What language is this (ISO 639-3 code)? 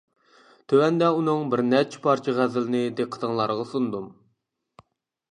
uig